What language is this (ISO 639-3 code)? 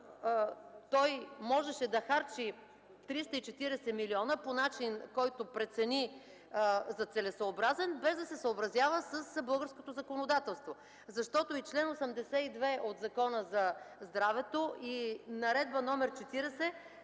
bul